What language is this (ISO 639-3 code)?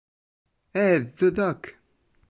ita